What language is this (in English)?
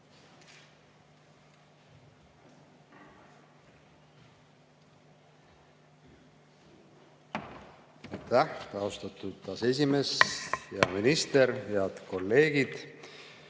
Estonian